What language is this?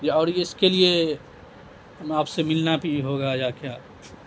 Urdu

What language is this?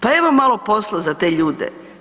Croatian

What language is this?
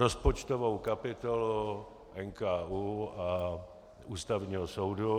Czech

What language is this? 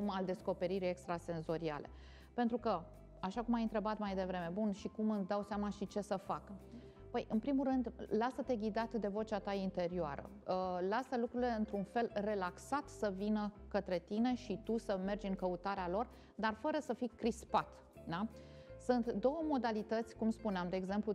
Romanian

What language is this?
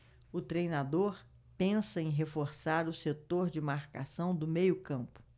Portuguese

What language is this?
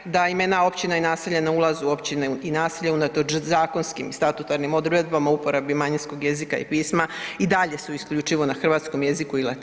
Croatian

